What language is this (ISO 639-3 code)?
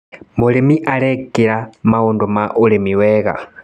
kik